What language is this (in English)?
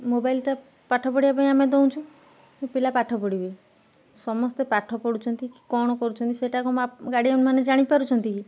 Odia